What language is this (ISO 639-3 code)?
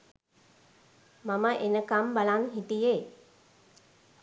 sin